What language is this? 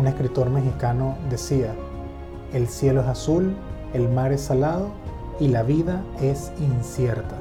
Spanish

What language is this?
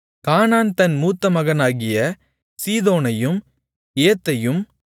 Tamil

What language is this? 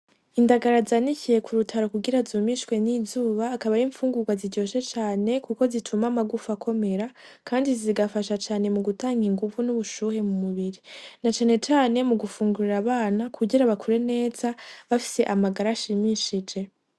Rundi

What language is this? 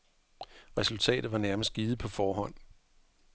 Danish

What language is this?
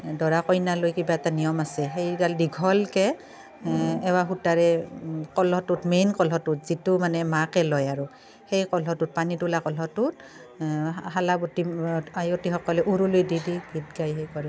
Assamese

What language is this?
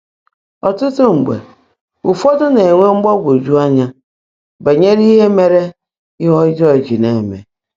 Igbo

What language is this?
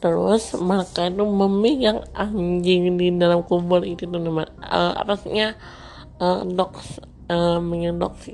Indonesian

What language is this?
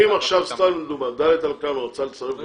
Hebrew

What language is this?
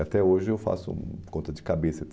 Portuguese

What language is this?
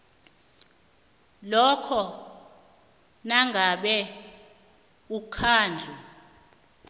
South Ndebele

